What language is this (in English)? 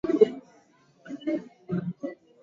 Swahili